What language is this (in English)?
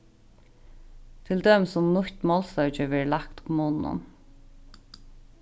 Faroese